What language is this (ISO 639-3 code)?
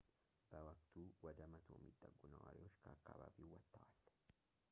amh